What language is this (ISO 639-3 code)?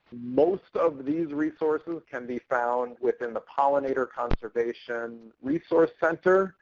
eng